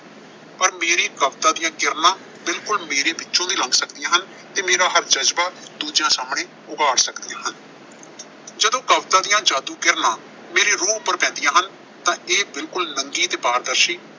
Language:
Punjabi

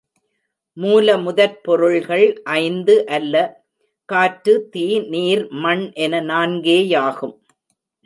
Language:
Tamil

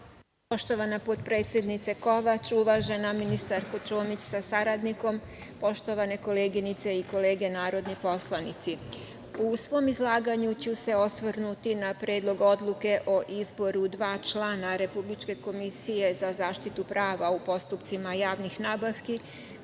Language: Serbian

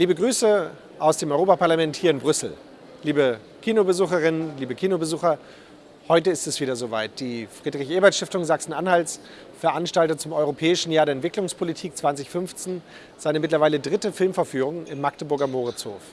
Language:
German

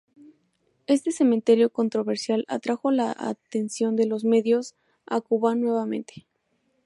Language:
Spanish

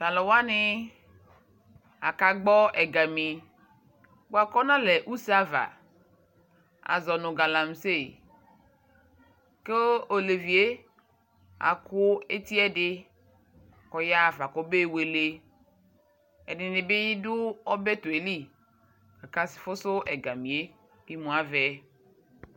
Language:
Ikposo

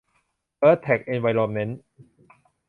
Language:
Thai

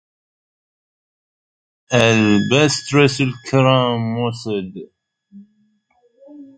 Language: Arabic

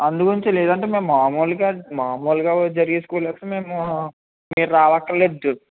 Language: Telugu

